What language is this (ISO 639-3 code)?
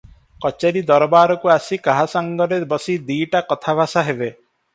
ori